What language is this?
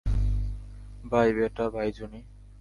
Bangla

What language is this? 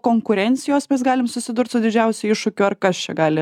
Lithuanian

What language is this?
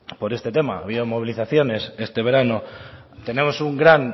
Spanish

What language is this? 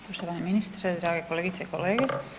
Croatian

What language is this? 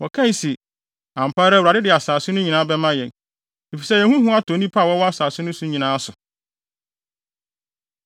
Akan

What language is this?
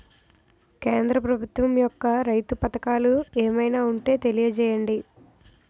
Telugu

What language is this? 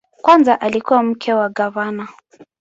Swahili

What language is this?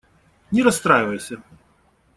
Russian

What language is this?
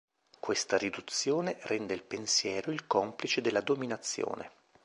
Italian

